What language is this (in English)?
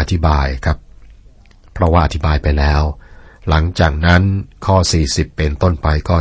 Thai